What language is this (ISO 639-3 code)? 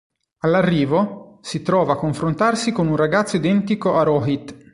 ita